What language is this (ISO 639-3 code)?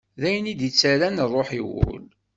kab